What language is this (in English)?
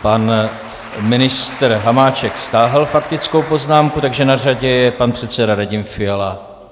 Czech